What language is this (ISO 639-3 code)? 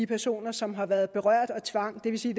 dan